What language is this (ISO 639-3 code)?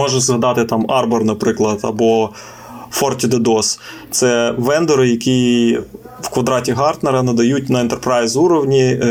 ukr